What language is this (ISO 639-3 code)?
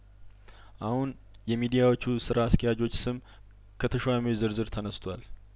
amh